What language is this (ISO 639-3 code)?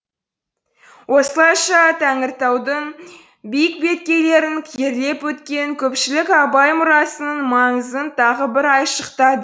kaz